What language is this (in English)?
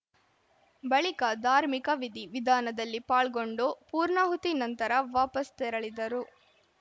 Kannada